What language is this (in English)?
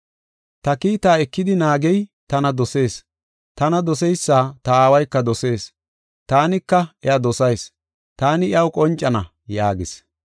Gofa